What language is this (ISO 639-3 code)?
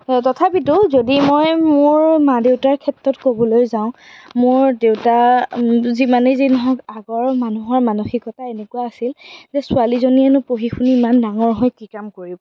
asm